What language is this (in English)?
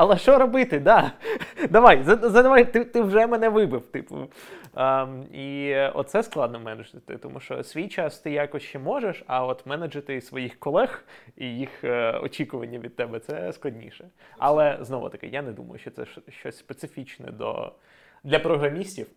Ukrainian